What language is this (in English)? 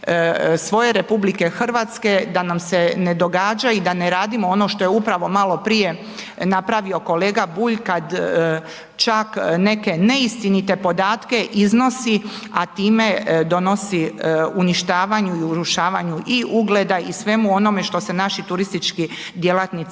Croatian